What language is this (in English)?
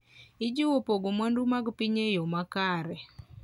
Luo (Kenya and Tanzania)